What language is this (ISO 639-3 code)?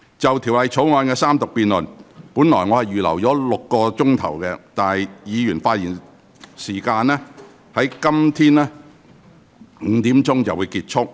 yue